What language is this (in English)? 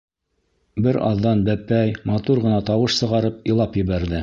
Bashkir